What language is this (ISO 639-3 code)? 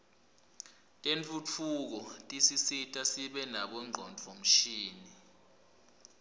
ssw